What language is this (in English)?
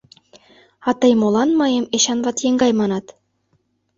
Mari